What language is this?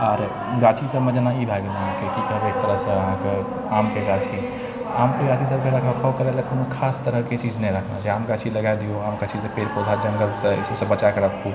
Maithili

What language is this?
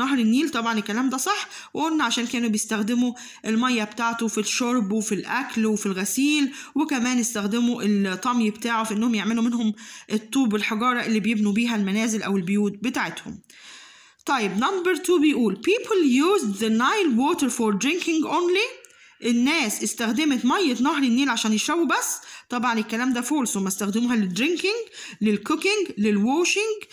Arabic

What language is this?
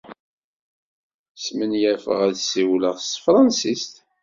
Kabyle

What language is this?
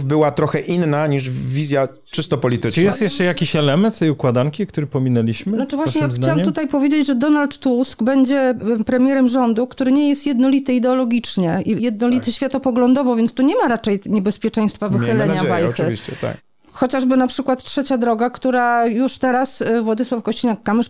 Polish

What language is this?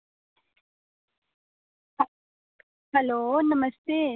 Dogri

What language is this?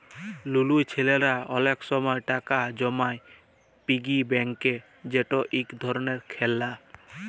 Bangla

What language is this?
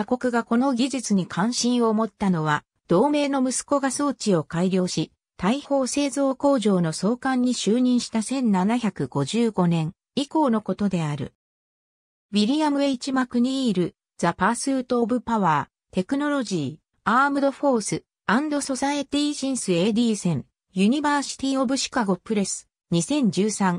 Japanese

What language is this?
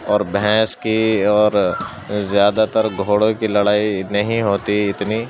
Urdu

